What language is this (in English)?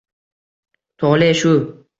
Uzbek